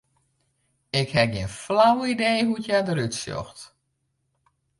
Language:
Western Frisian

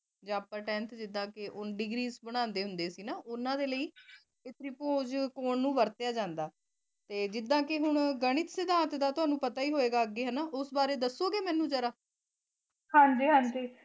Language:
Punjabi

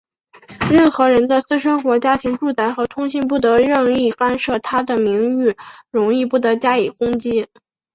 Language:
Chinese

